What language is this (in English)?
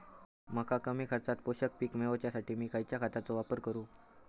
Marathi